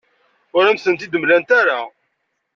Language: Kabyle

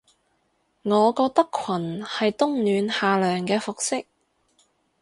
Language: Cantonese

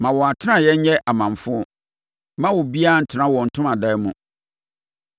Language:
Akan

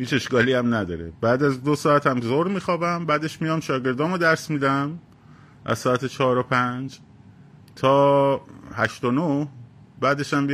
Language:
Persian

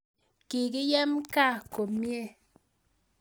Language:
Kalenjin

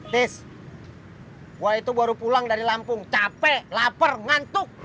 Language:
Indonesian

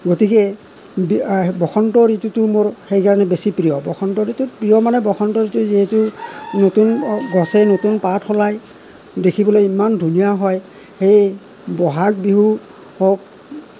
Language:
Assamese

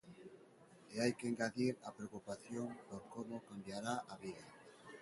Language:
Galician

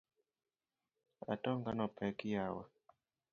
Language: Luo (Kenya and Tanzania)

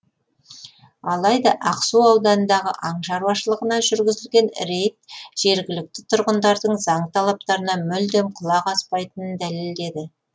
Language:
Kazakh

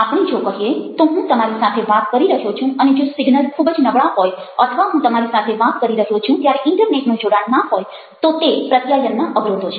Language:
Gujarati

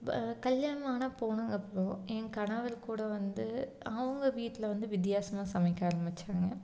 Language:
Tamil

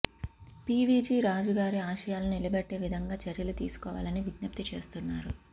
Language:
Telugu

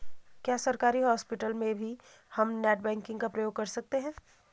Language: Hindi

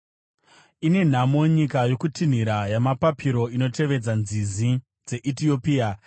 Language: Shona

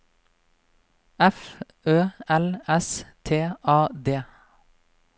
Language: Norwegian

